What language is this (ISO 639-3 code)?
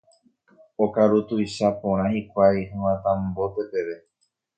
grn